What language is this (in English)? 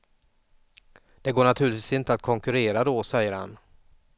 Swedish